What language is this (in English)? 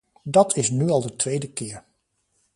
Dutch